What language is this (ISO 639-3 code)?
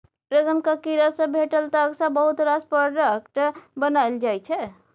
mai